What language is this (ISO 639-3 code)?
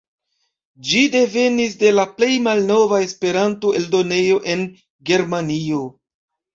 epo